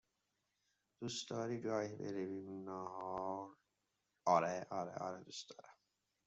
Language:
Persian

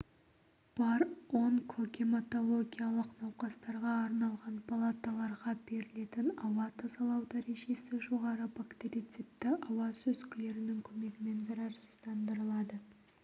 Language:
Kazakh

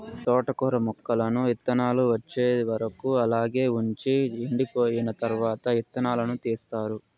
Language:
Telugu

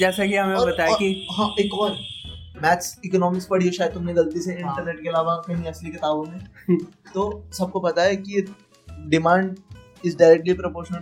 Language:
Hindi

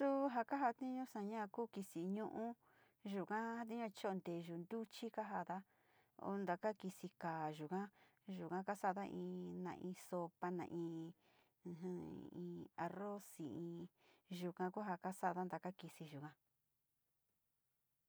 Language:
Sinicahua Mixtec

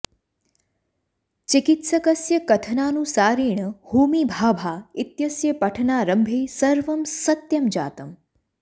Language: Sanskrit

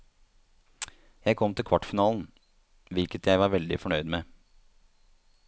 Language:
Norwegian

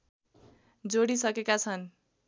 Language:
Nepali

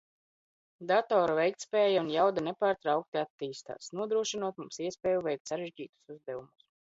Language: Latvian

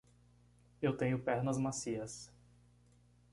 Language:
Portuguese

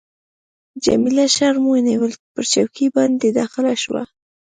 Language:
Pashto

